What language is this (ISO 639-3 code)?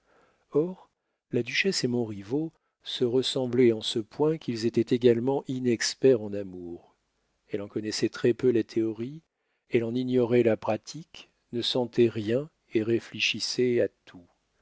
fra